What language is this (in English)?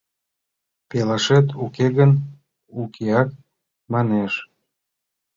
Mari